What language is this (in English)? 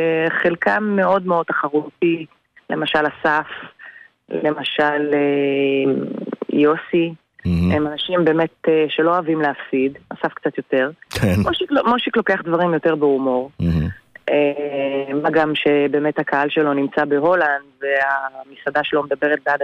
Hebrew